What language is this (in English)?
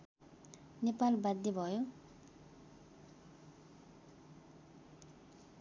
Nepali